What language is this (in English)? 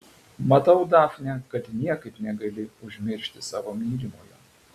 Lithuanian